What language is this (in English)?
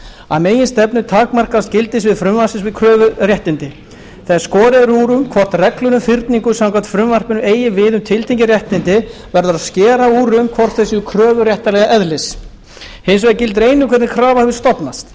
Icelandic